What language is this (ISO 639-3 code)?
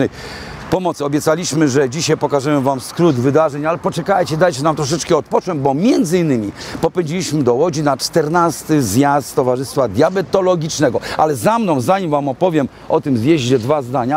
pol